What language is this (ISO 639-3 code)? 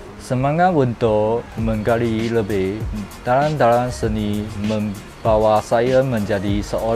msa